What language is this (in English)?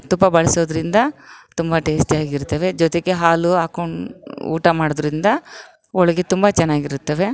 Kannada